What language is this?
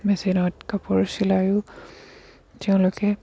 Assamese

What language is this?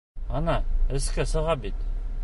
Bashkir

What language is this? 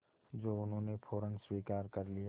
Hindi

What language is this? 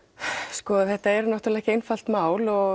Icelandic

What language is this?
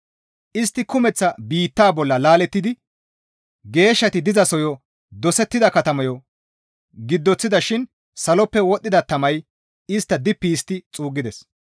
Gamo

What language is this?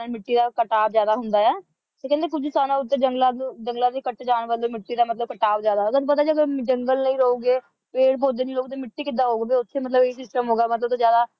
Punjabi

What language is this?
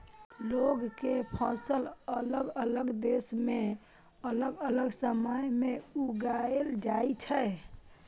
Maithili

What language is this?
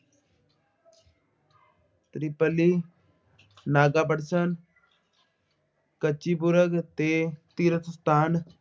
Punjabi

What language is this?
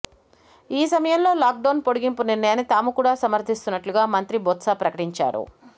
Telugu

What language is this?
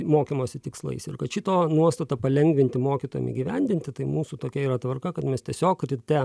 Lithuanian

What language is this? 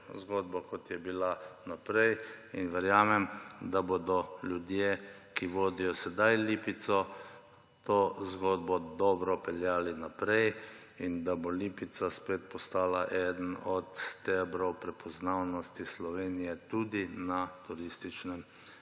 Slovenian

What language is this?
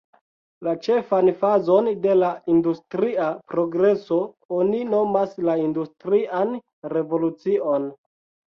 Esperanto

